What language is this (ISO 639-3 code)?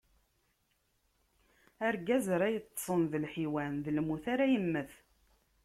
kab